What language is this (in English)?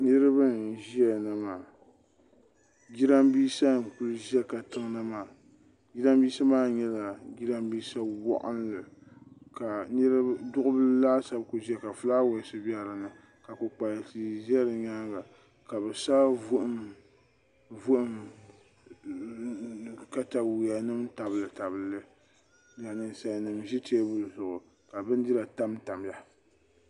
Dagbani